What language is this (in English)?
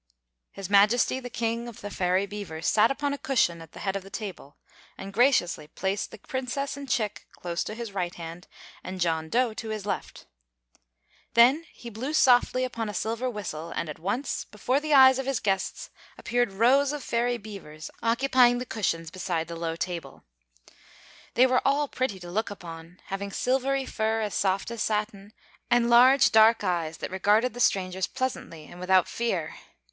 English